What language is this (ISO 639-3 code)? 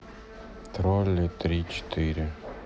rus